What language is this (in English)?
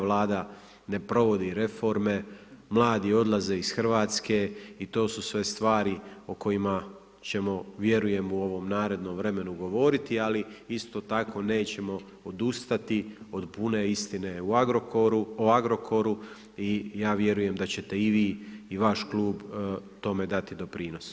Croatian